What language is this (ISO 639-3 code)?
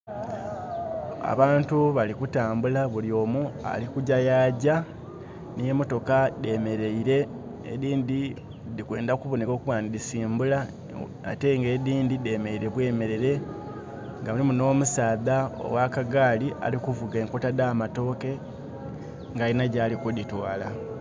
xog